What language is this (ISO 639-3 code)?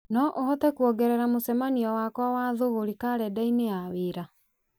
kik